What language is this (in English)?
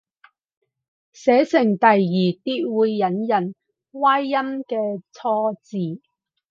Cantonese